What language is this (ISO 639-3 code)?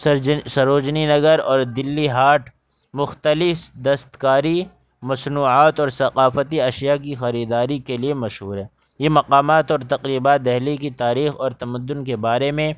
urd